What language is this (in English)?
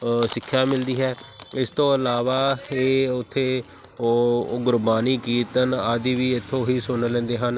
Punjabi